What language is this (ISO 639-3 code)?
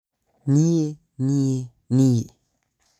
kik